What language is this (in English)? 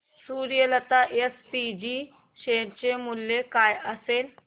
Marathi